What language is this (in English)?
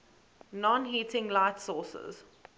English